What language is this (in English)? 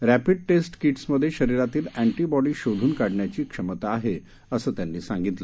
Marathi